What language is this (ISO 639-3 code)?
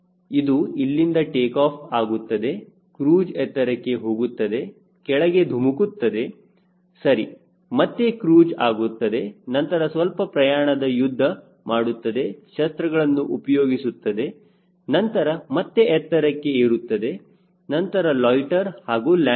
kan